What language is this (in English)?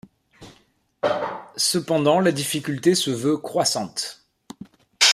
French